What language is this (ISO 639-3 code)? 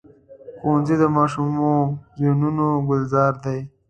pus